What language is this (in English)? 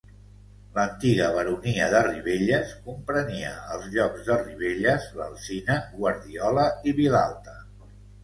Catalan